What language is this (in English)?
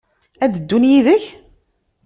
Kabyle